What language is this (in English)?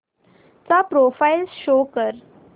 Marathi